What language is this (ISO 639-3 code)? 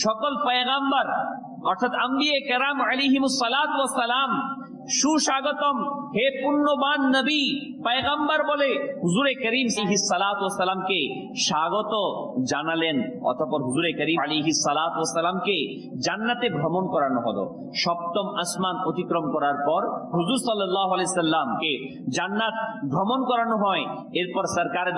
ara